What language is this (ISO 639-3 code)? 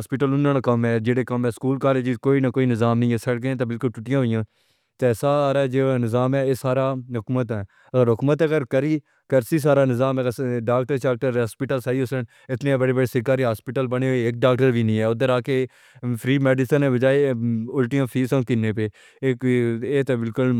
phr